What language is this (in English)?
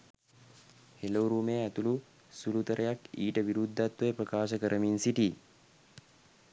Sinhala